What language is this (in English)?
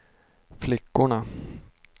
Swedish